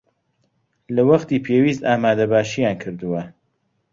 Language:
Central Kurdish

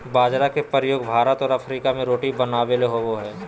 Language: Magahi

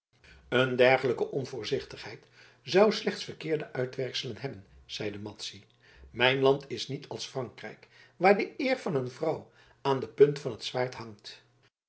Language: Dutch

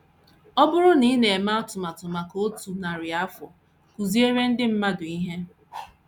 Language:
Igbo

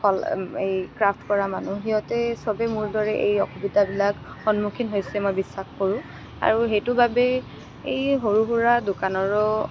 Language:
Assamese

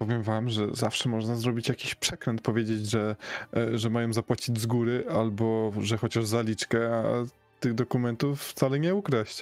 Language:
Polish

